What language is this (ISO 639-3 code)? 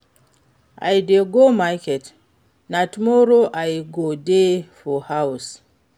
pcm